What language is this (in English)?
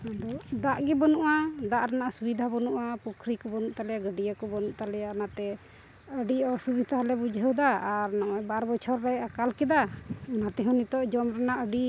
Santali